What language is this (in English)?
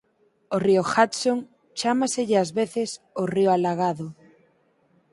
Galician